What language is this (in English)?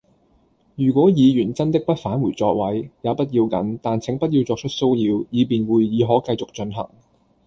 Cantonese